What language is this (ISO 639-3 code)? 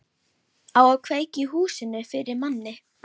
isl